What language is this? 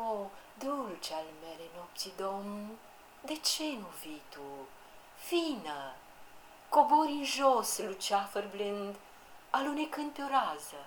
Romanian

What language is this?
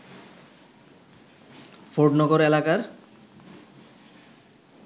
Bangla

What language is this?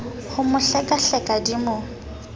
Southern Sotho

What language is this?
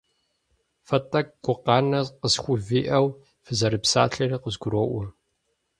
Kabardian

